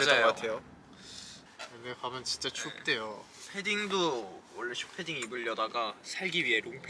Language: Korean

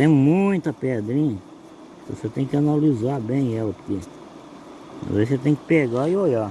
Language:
Portuguese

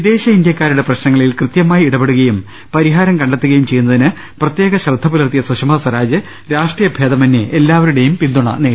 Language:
Malayalam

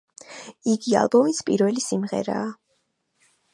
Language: Georgian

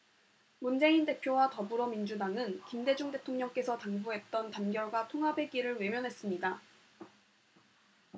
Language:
Korean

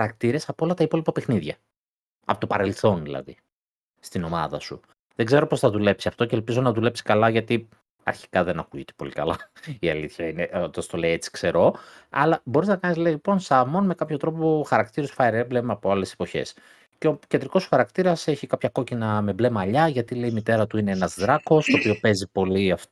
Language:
Greek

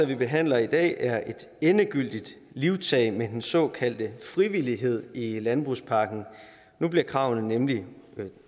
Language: Danish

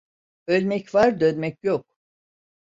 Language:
Turkish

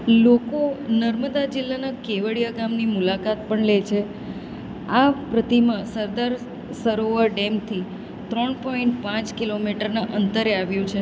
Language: Gujarati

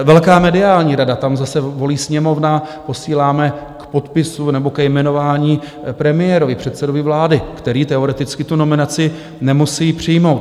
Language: Czech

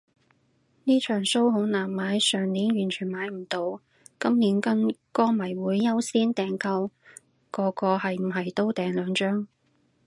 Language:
Cantonese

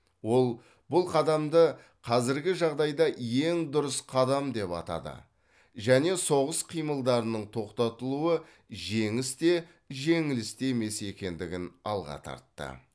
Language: Kazakh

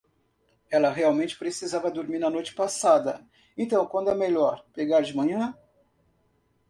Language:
Portuguese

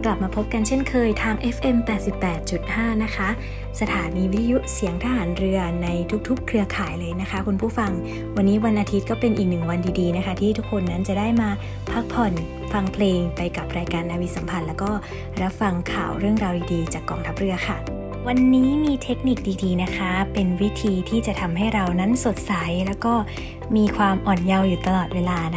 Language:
Thai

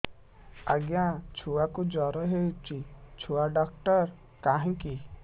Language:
Odia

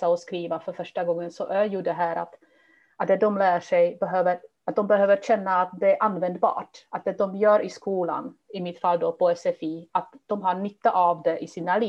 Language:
Swedish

